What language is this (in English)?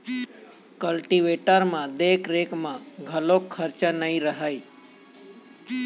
Chhattisgarhi